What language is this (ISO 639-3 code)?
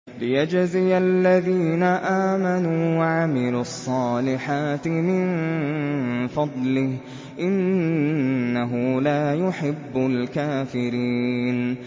ara